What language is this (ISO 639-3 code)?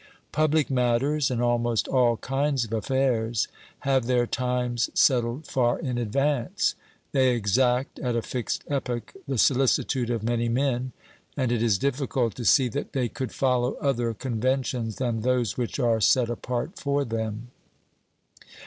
eng